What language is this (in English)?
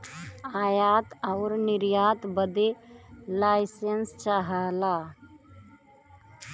Bhojpuri